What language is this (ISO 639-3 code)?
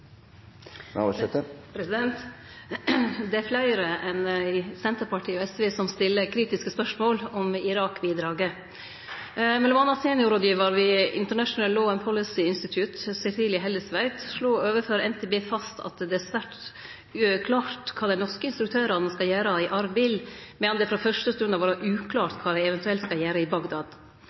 nno